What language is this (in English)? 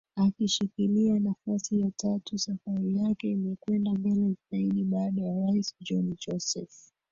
Swahili